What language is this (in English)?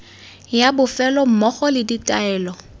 Tswana